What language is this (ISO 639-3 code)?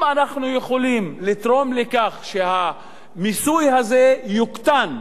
heb